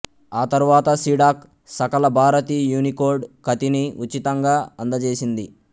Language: Telugu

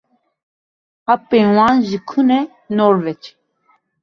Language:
Kurdish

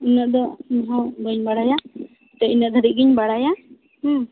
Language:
Santali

